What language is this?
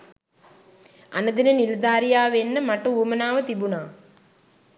Sinhala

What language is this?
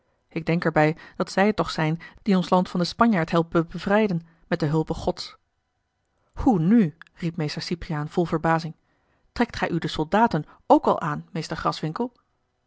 Dutch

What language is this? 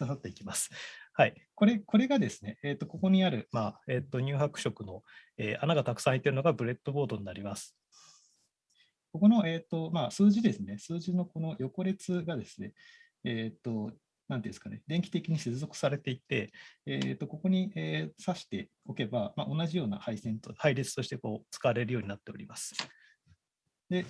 Japanese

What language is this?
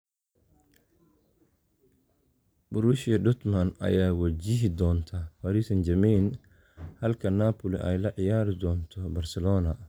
Somali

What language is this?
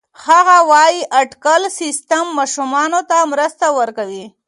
Pashto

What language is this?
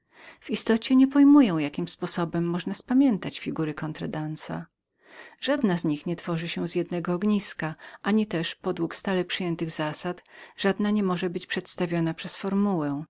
Polish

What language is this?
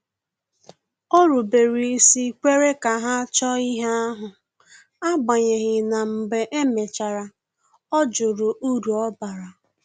Igbo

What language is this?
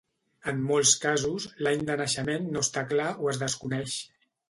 Catalan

